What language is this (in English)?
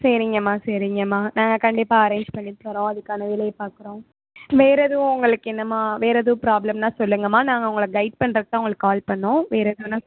Tamil